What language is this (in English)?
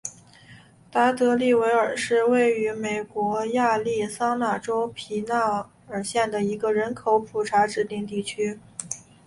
Chinese